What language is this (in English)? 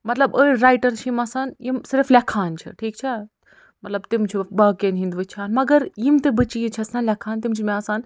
Kashmiri